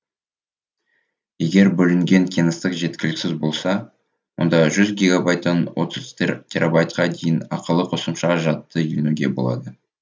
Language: Kazakh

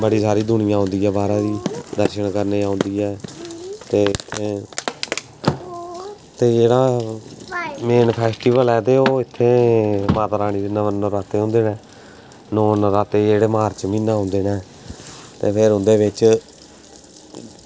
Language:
Dogri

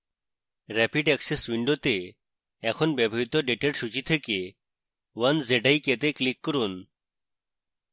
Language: Bangla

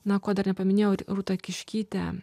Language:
Lithuanian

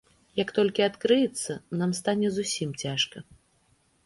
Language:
Belarusian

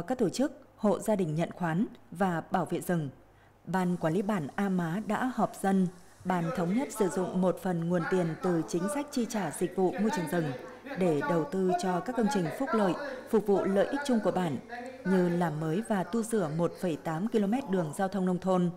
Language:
Vietnamese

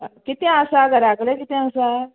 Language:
Konkani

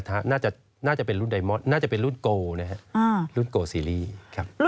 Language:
Thai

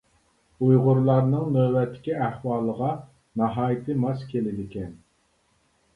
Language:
Uyghur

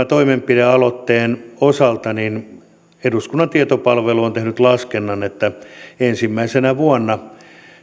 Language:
Finnish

